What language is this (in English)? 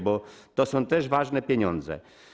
Polish